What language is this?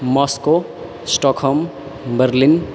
Maithili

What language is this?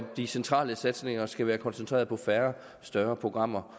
Danish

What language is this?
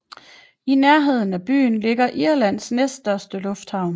Danish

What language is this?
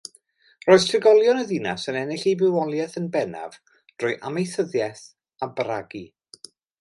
Welsh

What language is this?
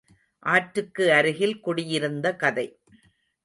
Tamil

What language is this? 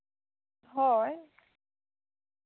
Santali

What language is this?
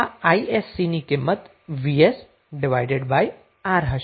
Gujarati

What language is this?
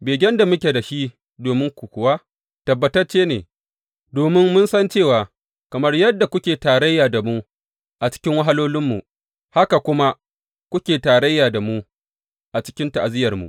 Hausa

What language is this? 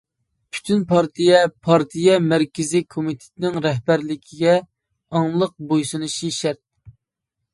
Uyghur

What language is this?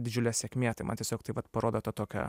Lithuanian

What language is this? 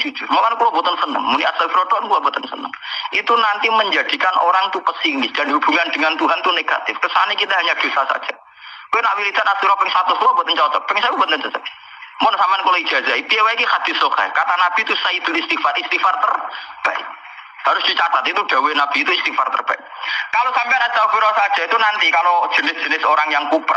Indonesian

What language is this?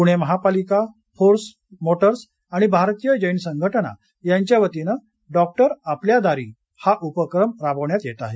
Marathi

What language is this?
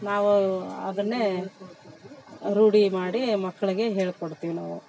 Kannada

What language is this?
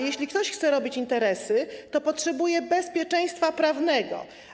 Polish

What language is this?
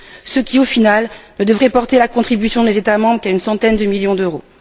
French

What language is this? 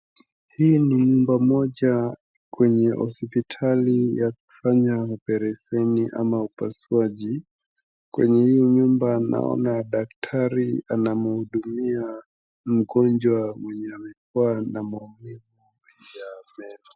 Swahili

